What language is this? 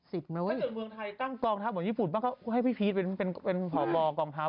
Thai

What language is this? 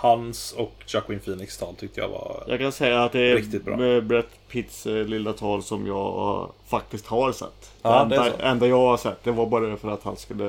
Swedish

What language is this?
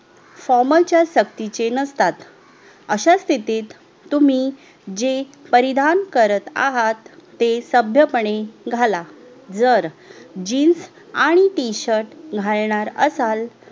Marathi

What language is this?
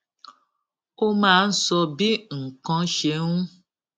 Yoruba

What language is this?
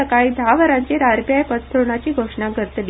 Konkani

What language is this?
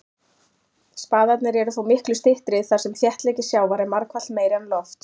Icelandic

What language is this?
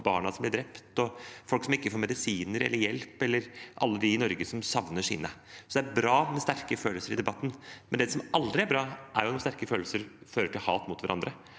Norwegian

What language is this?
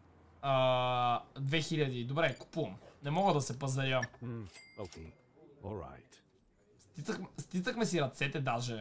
Bulgarian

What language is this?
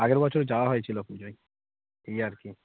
Bangla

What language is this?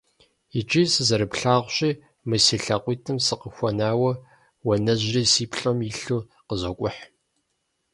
Kabardian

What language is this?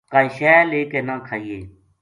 Gujari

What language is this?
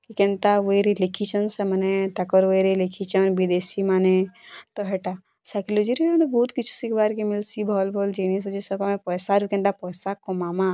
Odia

